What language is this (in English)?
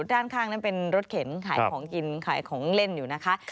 Thai